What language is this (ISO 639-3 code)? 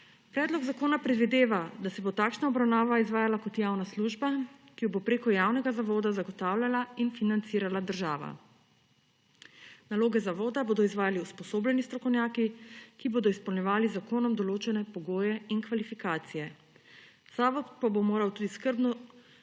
slv